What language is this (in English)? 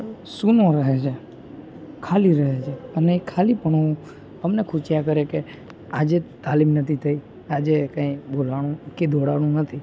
Gujarati